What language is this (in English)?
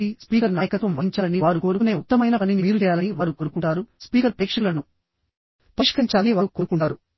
Telugu